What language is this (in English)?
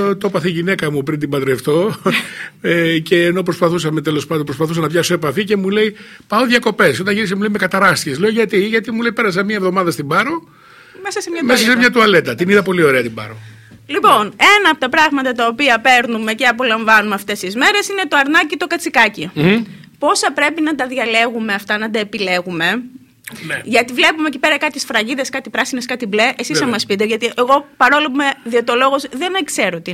Greek